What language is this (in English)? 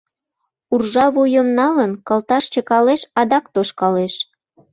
Mari